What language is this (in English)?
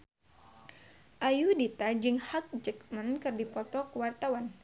Sundanese